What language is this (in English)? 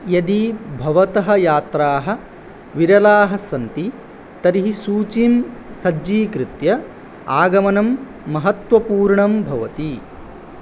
Sanskrit